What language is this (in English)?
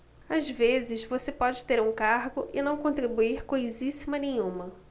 Portuguese